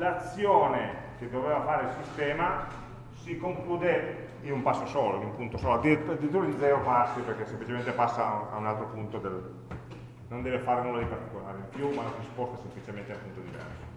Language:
Italian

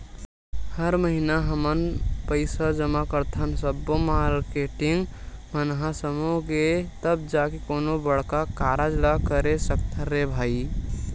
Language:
Chhattisgarhi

